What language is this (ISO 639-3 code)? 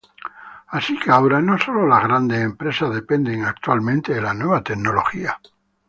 spa